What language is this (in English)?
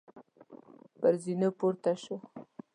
Pashto